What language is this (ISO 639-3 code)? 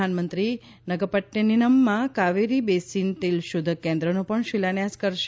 guj